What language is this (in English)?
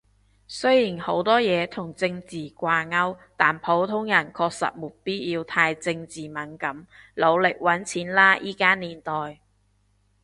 Cantonese